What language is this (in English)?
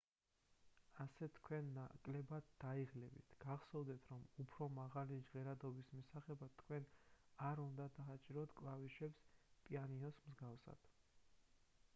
Georgian